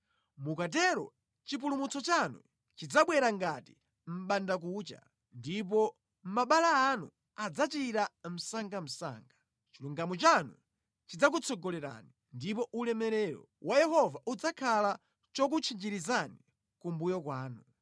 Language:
Nyanja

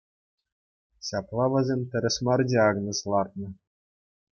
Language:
Chuvash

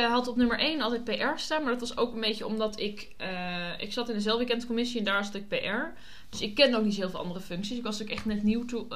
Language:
Dutch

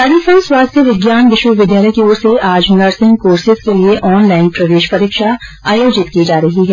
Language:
Hindi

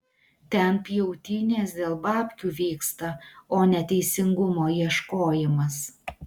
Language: Lithuanian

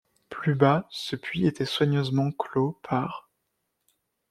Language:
French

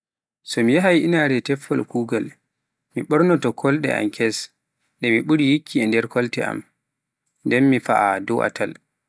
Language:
Pular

